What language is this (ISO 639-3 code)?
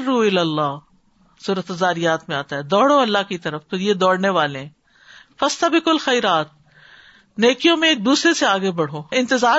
urd